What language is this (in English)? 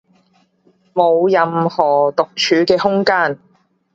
Cantonese